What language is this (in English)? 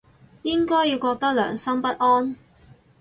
Cantonese